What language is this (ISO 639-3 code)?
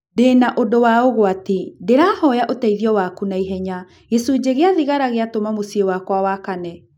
kik